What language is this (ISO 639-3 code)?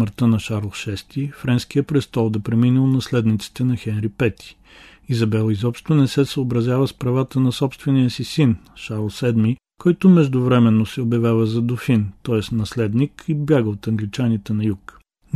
bul